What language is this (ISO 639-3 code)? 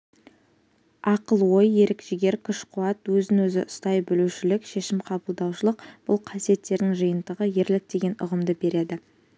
kaz